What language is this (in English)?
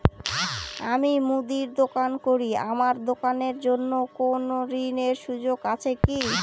Bangla